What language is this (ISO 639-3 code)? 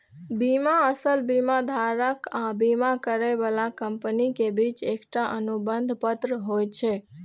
mai